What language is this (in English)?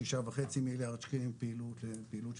Hebrew